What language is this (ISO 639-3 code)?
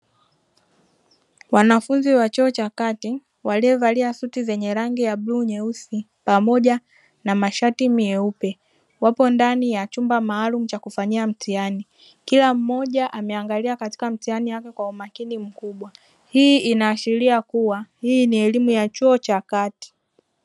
swa